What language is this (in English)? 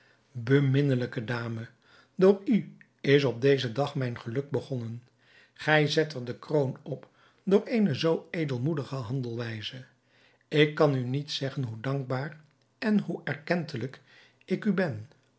Dutch